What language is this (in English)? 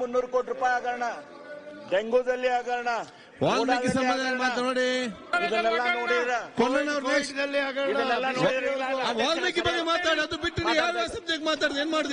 Kannada